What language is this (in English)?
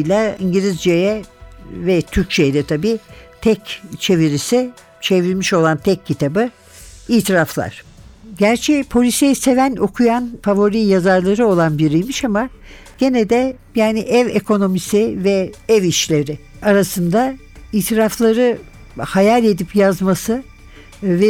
Turkish